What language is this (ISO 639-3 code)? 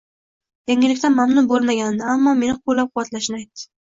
uzb